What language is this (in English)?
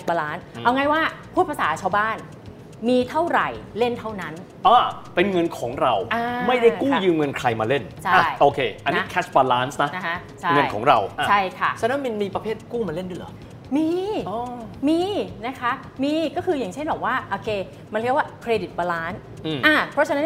Thai